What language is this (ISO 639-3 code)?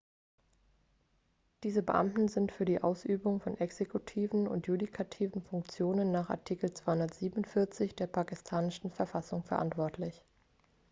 deu